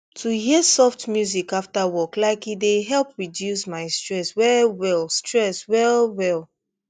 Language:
Nigerian Pidgin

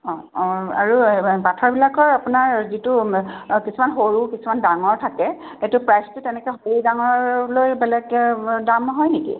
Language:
Assamese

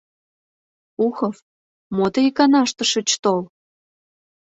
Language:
Mari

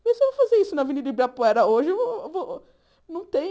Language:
Portuguese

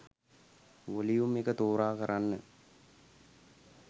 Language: Sinhala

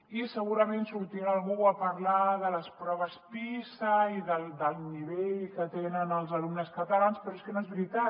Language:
Catalan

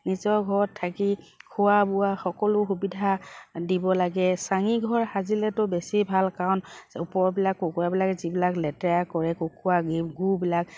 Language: Assamese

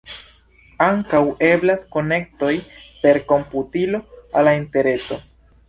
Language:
Esperanto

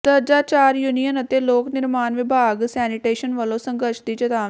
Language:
Punjabi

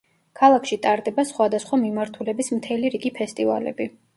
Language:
Georgian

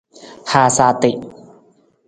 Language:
Nawdm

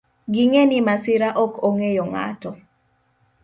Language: Luo (Kenya and Tanzania)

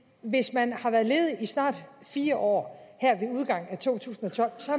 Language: Danish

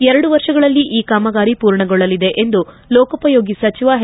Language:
Kannada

